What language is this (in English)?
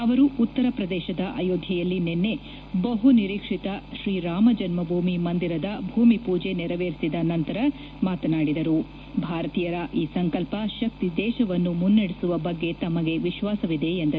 Kannada